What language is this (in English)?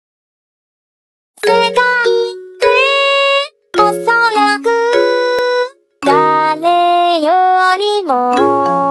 Japanese